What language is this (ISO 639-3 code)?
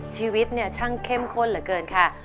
tha